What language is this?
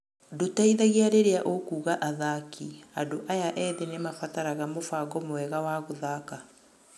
Kikuyu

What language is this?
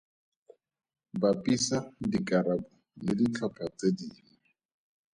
Tswana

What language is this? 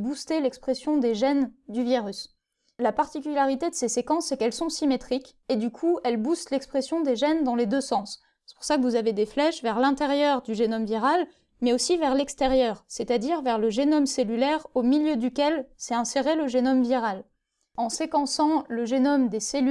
French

